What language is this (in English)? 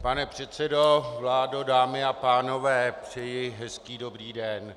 Czech